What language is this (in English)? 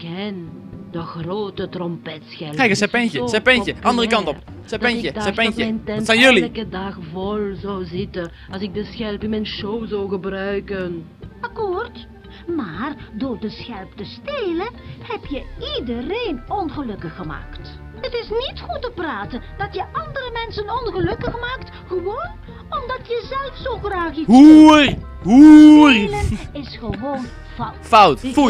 Dutch